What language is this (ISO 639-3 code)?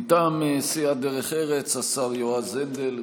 heb